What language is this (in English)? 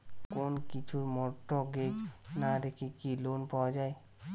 Bangla